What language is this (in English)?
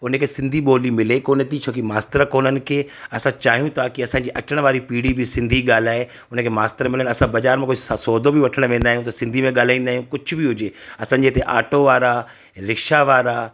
Sindhi